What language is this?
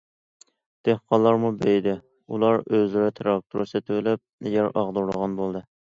Uyghur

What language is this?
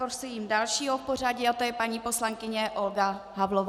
Czech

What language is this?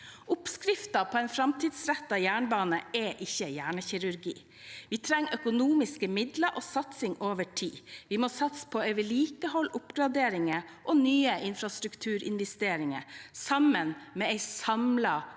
Norwegian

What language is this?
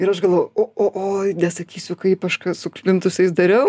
Lithuanian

